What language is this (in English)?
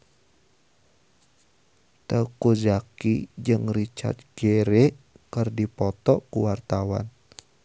Sundanese